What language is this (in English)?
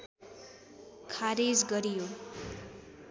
Nepali